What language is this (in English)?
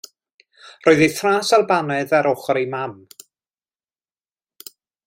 Welsh